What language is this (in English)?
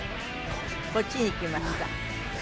Japanese